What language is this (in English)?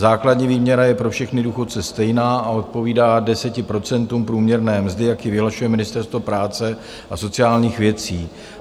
Czech